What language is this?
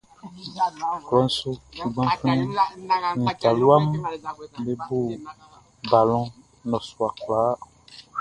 Baoulé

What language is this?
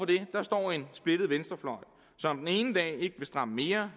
Danish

